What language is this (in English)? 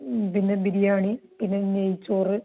Malayalam